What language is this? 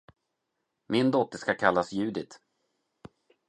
Swedish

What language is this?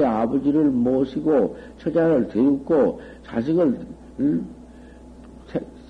Korean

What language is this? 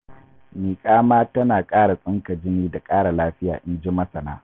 Hausa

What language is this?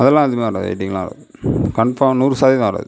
Tamil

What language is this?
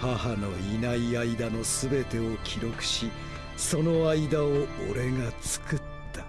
Japanese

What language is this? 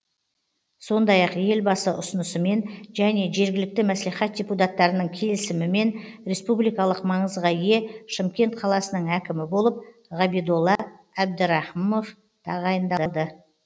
Kazakh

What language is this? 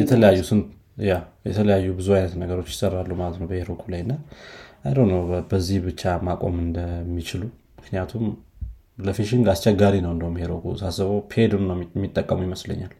Amharic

